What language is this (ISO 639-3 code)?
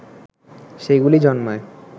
ben